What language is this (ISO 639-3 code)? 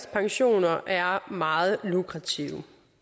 dan